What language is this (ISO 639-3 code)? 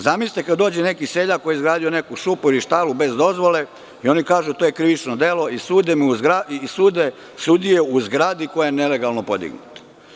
srp